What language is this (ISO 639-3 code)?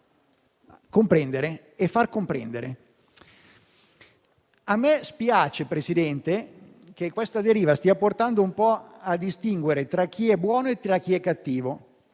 ita